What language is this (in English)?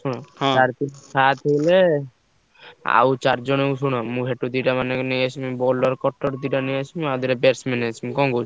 Odia